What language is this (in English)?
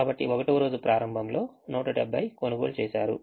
Telugu